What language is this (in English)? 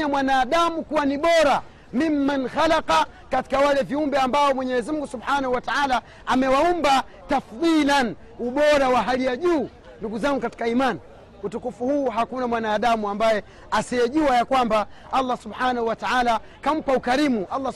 Swahili